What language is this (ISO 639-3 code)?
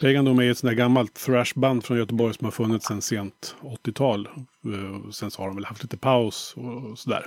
swe